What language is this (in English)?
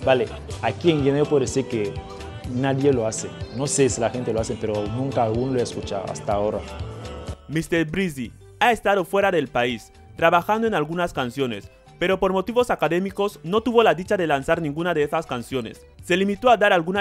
Spanish